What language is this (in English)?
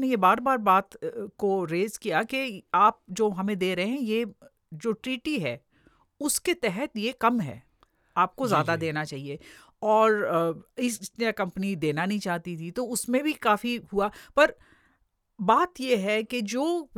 Hindi